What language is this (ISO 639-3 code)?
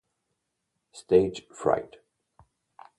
ita